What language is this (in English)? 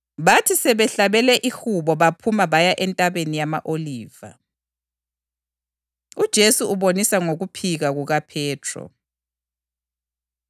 North Ndebele